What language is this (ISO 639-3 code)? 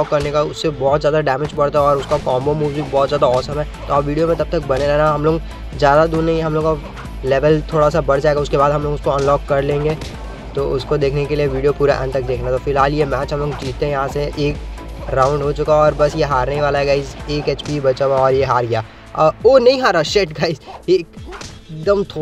hin